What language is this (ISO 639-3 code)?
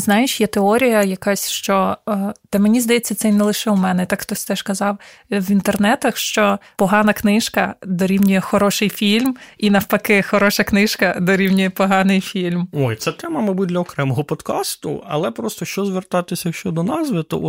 ukr